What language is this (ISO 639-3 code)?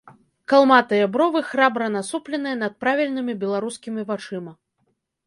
bel